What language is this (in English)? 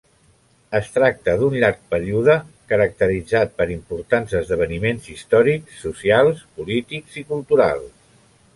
Catalan